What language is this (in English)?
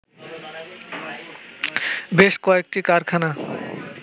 Bangla